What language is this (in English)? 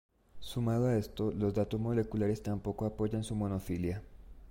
Spanish